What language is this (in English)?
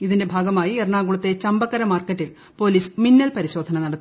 Malayalam